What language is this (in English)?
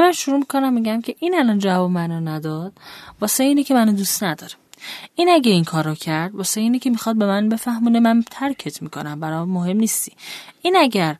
Persian